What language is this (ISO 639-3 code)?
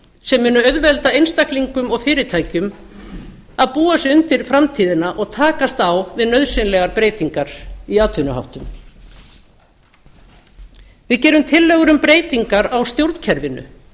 isl